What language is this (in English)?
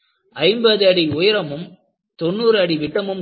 Tamil